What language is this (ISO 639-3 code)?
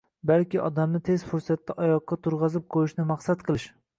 uzb